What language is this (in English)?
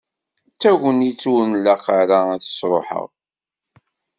Kabyle